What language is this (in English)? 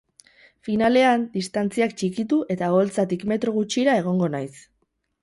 Basque